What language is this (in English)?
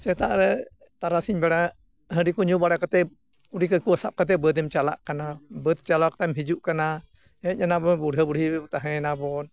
Santali